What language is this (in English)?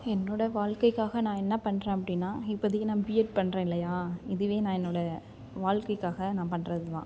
Tamil